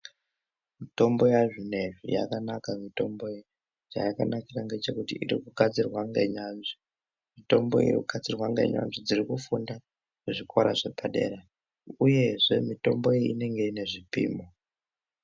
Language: Ndau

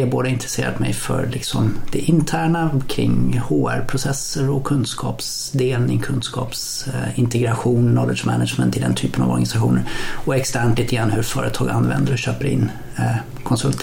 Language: Swedish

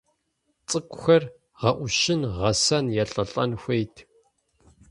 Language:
Kabardian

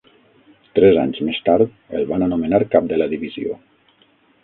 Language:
Catalan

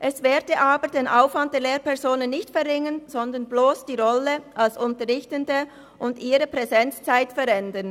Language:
Swiss German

